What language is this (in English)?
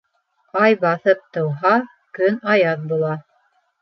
Bashkir